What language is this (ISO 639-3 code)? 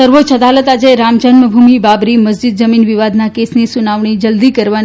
guj